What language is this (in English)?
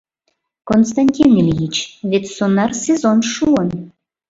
Mari